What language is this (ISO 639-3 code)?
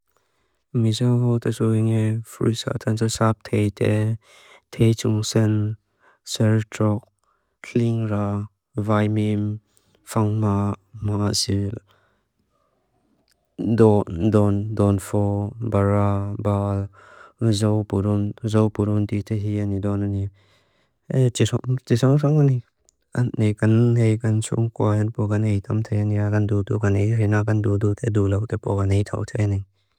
lus